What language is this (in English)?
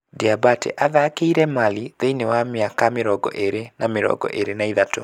Kikuyu